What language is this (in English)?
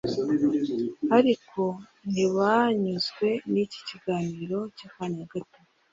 Kinyarwanda